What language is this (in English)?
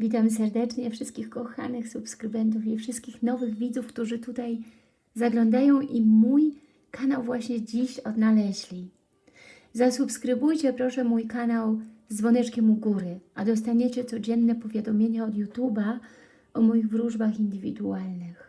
Polish